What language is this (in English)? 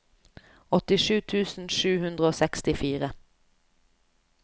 Norwegian